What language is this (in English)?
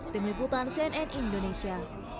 Indonesian